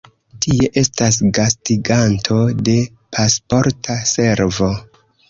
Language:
Esperanto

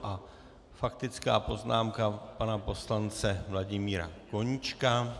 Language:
Czech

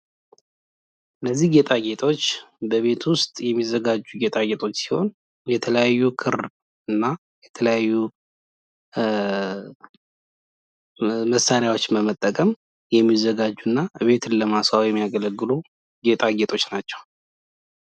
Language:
Amharic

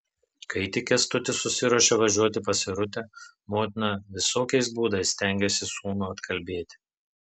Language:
Lithuanian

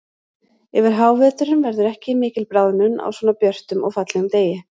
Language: Icelandic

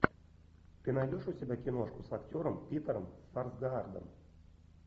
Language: Russian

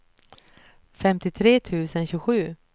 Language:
Swedish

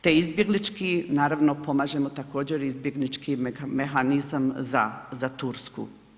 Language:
Croatian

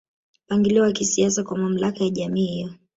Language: Swahili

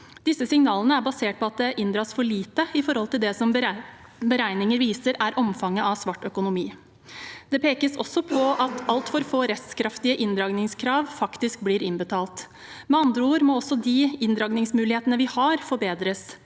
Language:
Norwegian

